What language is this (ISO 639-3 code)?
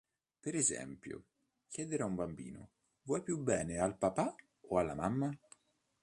ita